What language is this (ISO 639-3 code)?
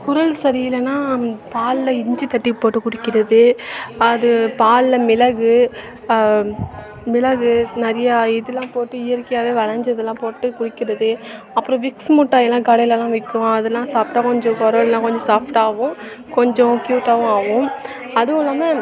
tam